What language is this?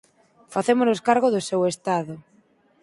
Galician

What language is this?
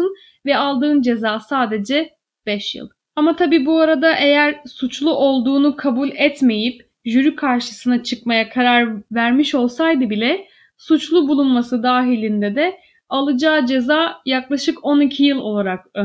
Turkish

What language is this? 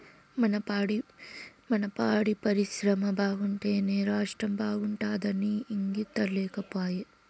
Telugu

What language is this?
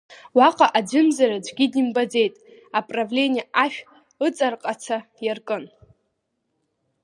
Abkhazian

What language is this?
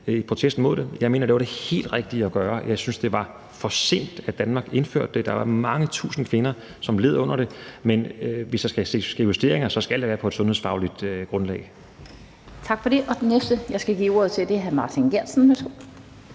Danish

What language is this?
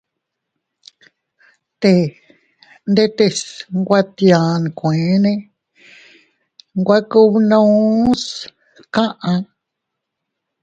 Teutila Cuicatec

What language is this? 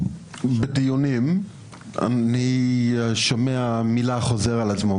Hebrew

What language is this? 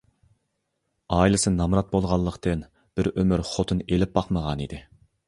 Uyghur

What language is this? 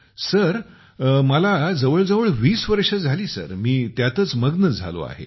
Marathi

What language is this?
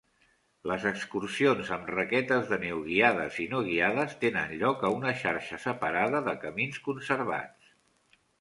Catalan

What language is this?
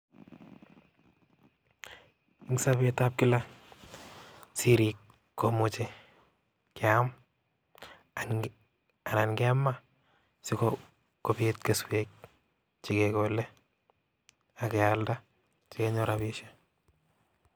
Kalenjin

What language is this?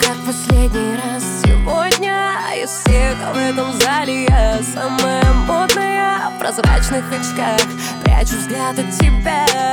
Ukrainian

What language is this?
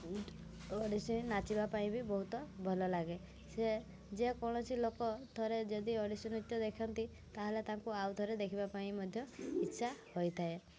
Odia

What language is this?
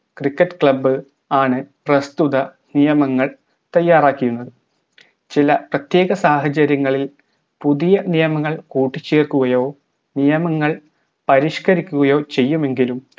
Malayalam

